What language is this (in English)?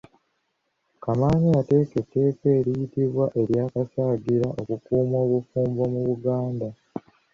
Ganda